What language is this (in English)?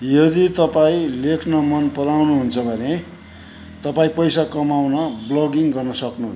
Nepali